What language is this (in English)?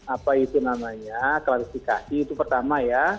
Indonesian